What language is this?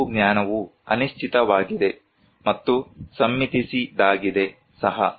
Kannada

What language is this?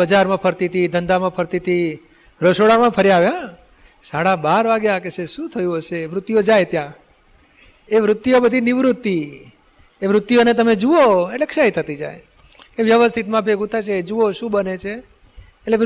Gujarati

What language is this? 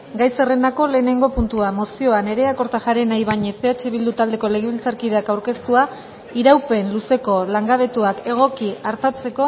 Basque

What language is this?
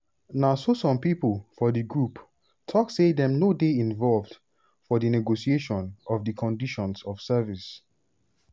Nigerian Pidgin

